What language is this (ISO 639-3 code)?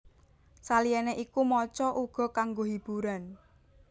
jav